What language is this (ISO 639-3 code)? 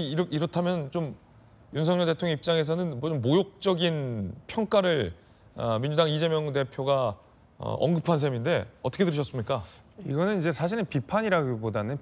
kor